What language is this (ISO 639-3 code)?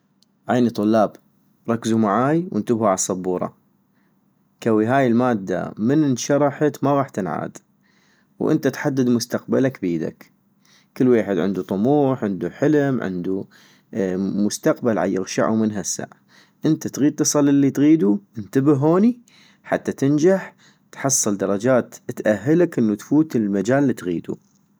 ayp